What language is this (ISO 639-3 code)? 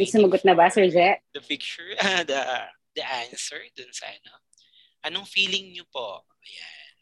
fil